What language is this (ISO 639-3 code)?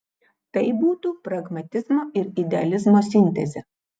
lit